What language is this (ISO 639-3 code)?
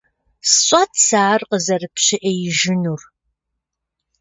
kbd